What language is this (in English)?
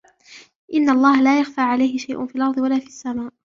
Arabic